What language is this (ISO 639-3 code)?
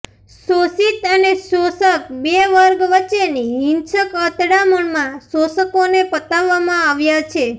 guj